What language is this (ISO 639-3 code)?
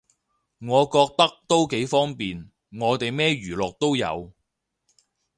yue